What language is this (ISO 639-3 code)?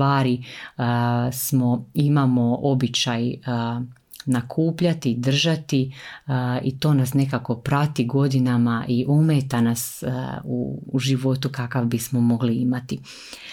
hrv